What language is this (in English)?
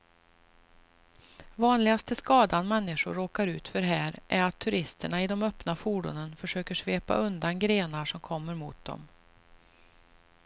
Swedish